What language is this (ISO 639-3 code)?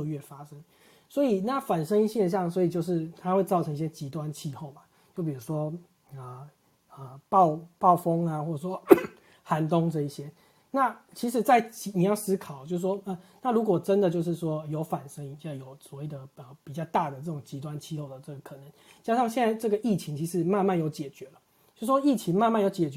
zho